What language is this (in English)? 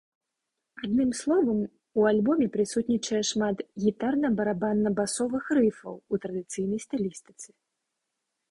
Belarusian